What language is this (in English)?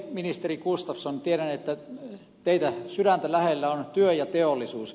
Finnish